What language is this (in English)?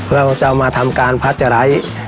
Thai